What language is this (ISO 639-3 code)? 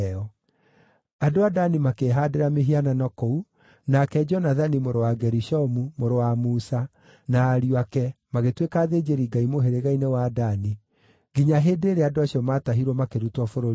kik